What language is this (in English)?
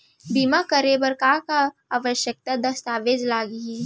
Chhattisgarhi